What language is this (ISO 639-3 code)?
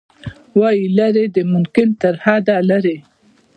pus